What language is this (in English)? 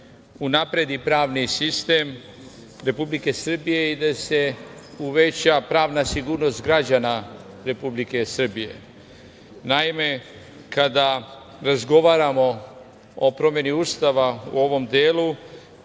Serbian